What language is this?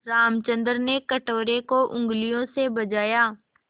Hindi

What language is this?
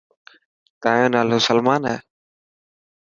Dhatki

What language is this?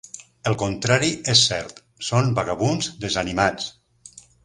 Catalan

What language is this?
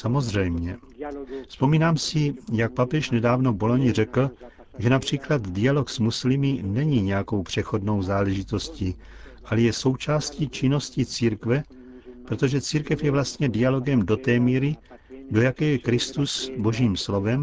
Czech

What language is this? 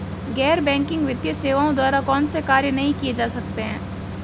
Hindi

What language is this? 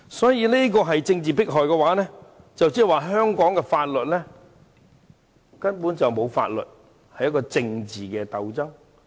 Cantonese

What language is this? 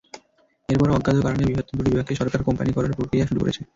Bangla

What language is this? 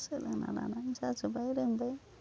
Bodo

